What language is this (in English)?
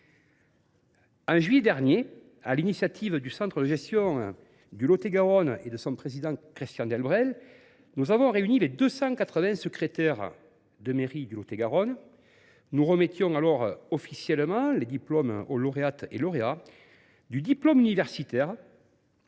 French